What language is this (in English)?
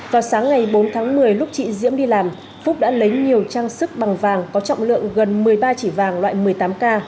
Vietnamese